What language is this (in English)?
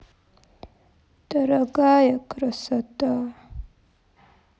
Russian